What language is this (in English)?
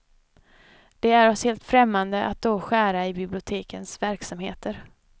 Swedish